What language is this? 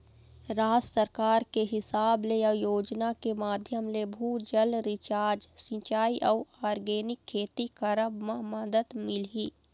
Chhattisgarhi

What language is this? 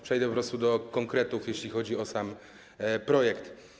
Polish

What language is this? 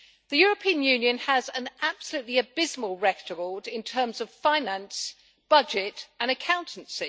English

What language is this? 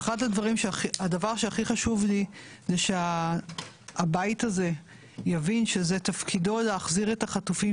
Hebrew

